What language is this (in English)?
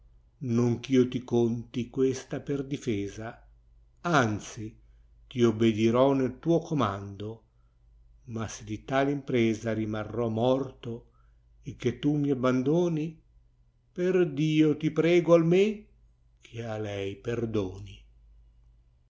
Italian